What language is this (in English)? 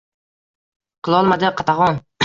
Uzbek